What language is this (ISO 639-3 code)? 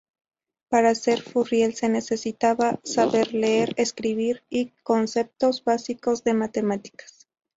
spa